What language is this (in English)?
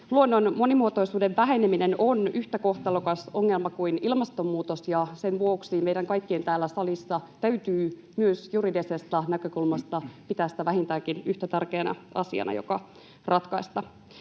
Finnish